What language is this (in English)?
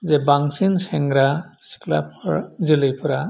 Bodo